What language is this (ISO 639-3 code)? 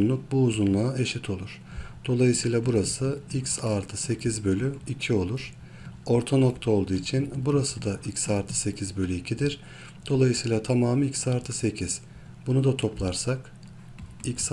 tur